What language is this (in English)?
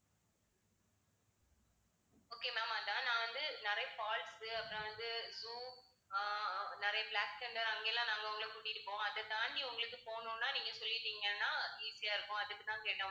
Tamil